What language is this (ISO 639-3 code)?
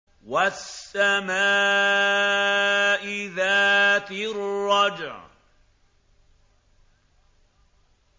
ara